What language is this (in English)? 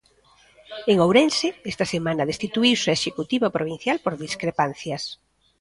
Galician